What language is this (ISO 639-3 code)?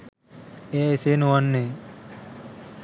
sin